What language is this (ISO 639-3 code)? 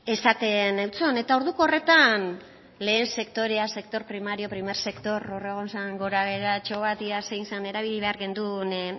eus